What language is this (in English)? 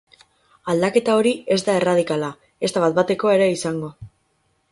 Basque